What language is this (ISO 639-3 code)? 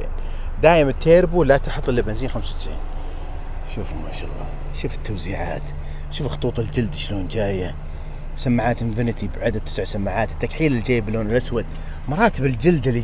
ara